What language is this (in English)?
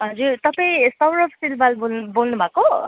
Nepali